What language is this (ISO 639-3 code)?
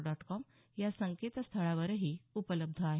mar